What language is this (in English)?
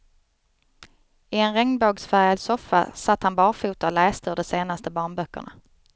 Swedish